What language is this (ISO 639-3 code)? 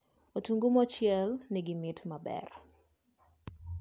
luo